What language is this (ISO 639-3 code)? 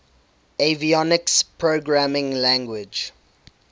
eng